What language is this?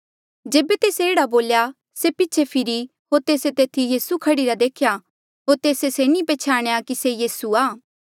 Mandeali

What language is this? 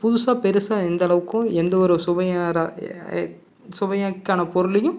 Tamil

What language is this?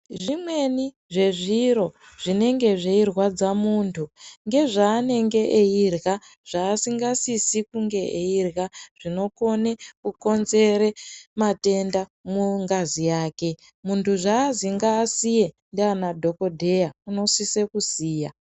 Ndau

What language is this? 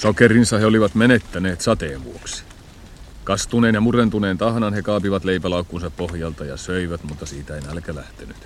Finnish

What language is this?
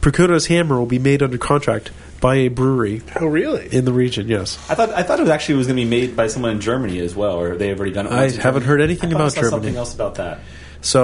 English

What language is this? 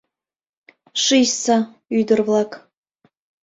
Mari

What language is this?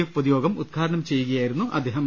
Malayalam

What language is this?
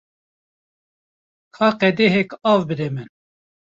Kurdish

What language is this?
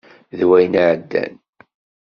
Kabyle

